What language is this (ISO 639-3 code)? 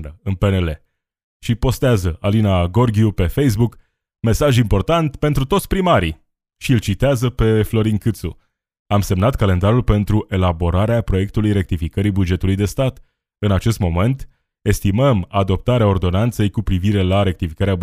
ron